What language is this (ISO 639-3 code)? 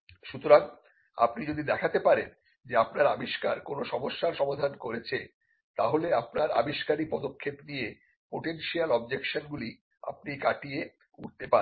ben